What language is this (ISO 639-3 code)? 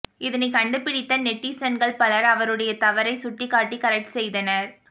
tam